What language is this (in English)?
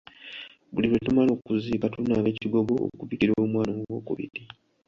Ganda